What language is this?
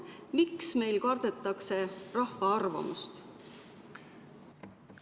Estonian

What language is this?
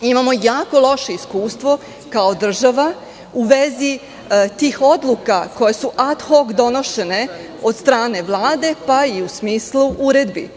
Serbian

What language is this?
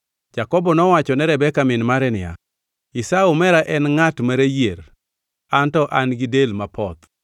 Luo (Kenya and Tanzania)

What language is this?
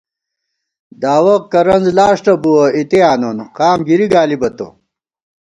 Gawar-Bati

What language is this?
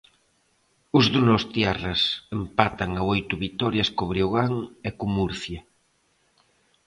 Galician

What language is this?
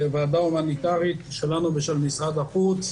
Hebrew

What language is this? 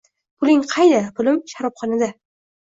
Uzbek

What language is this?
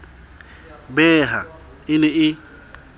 Southern Sotho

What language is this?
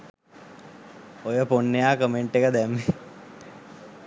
Sinhala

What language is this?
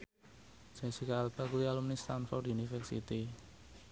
Javanese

